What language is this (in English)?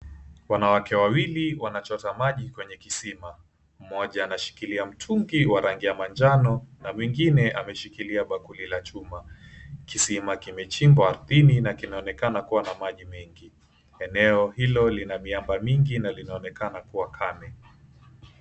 Swahili